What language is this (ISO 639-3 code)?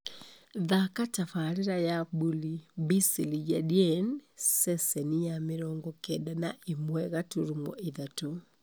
kik